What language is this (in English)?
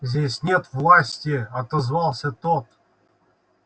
Russian